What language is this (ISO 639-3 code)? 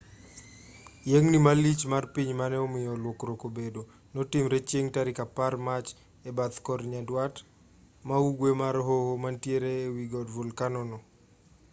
luo